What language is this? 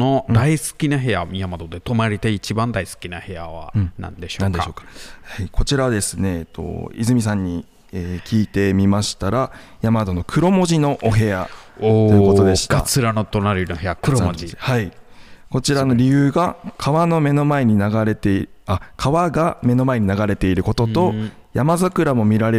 Japanese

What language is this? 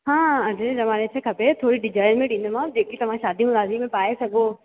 Sindhi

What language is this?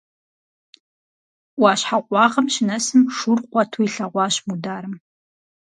Kabardian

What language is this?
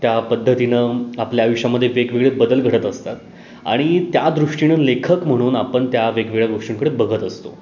Marathi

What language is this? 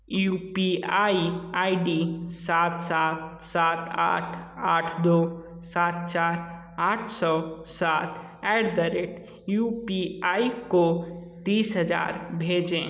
Hindi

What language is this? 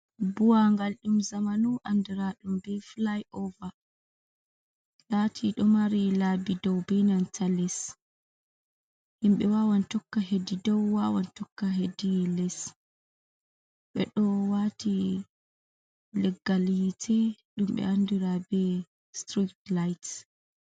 Fula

